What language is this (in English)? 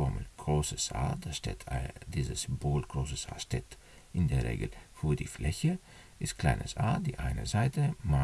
German